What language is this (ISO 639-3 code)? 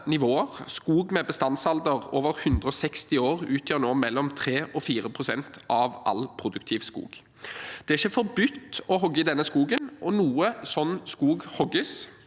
nor